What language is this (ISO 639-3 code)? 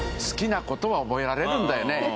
jpn